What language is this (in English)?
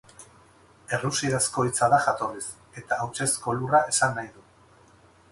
Basque